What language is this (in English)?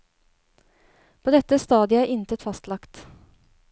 Norwegian